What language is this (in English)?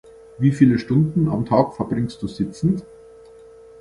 German